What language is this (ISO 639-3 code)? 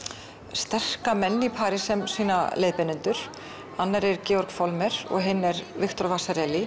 isl